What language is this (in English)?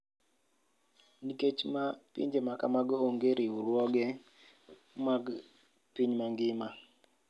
Luo (Kenya and Tanzania)